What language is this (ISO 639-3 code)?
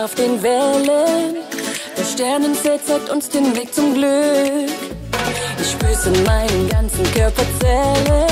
deu